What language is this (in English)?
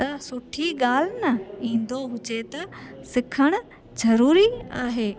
Sindhi